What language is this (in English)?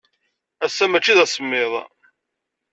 Kabyle